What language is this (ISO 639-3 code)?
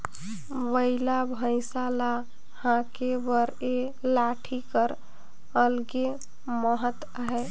hne